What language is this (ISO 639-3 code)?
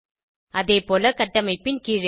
tam